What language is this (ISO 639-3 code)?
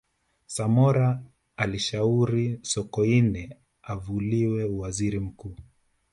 swa